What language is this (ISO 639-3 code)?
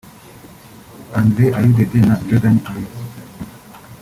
kin